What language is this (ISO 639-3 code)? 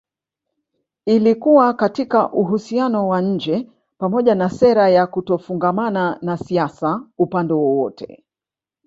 swa